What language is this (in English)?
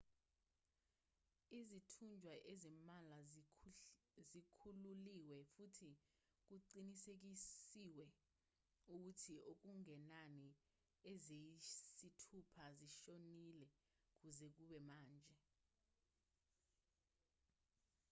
Zulu